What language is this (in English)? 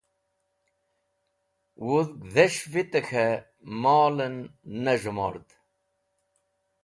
Wakhi